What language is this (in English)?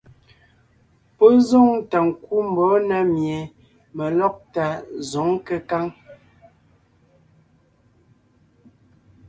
Ngiemboon